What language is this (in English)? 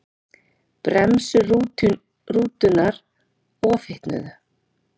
Icelandic